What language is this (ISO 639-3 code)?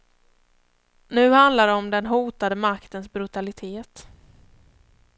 swe